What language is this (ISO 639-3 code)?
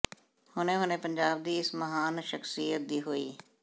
pan